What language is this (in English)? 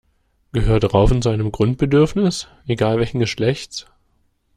German